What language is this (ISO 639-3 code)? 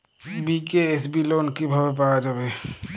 ben